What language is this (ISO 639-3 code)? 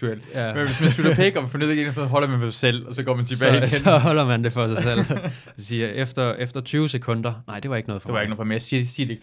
dan